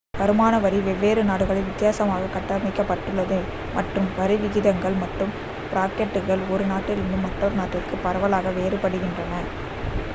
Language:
Tamil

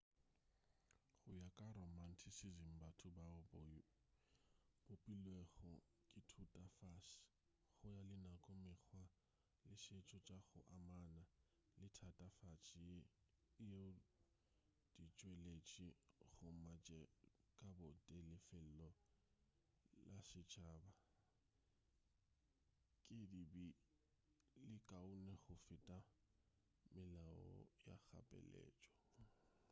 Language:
Northern Sotho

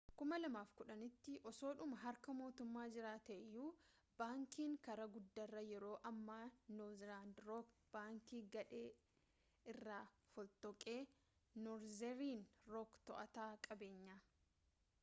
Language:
Oromo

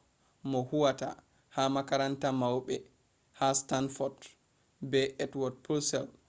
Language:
Fula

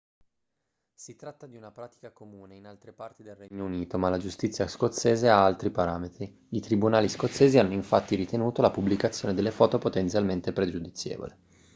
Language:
Italian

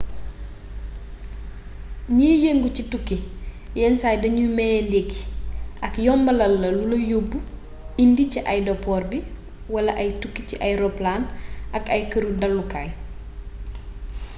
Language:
Wolof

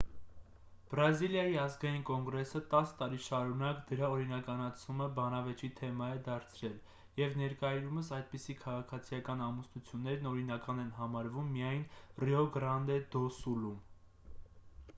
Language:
Armenian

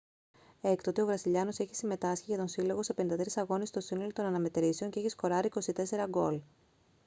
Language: Greek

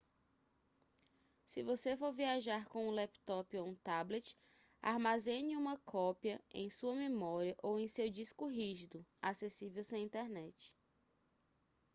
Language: Portuguese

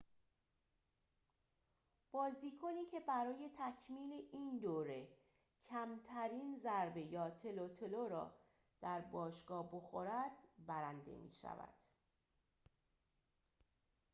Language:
Persian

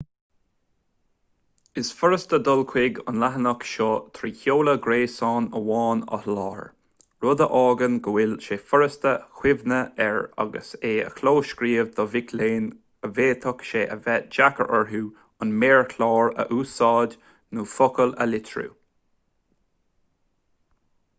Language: Irish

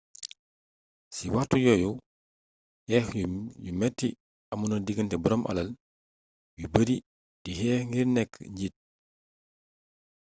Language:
Wolof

